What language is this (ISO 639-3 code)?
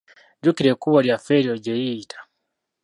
lug